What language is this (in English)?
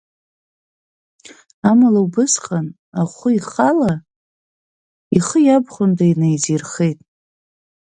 Abkhazian